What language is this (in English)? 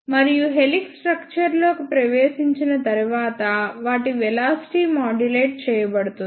Telugu